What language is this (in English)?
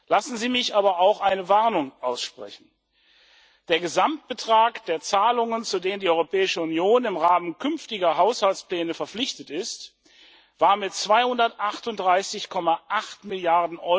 German